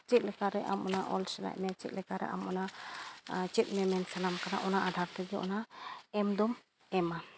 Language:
Santali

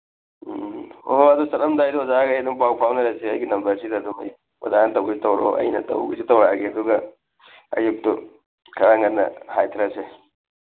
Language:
Manipuri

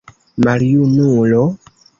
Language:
Esperanto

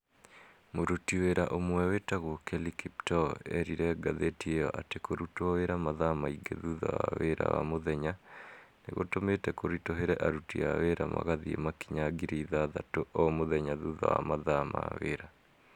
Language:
Kikuyu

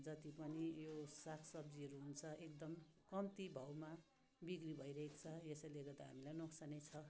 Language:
Nepali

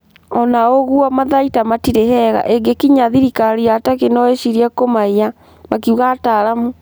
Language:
Kikuyu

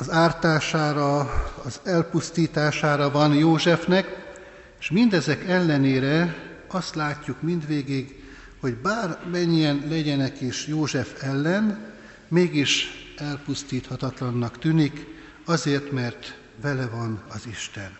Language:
Hungarian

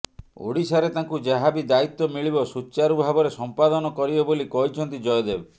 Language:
Odia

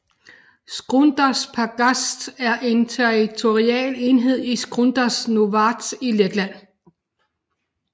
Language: Danish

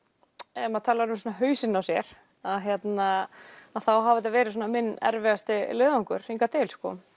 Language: Icelandic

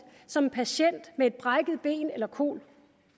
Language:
Danish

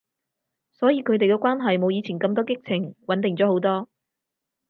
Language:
Cantonese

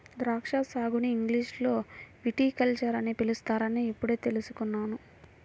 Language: Telugu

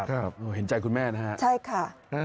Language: Thai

